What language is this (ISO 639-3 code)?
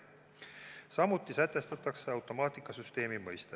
est